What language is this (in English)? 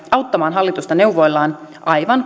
Finnish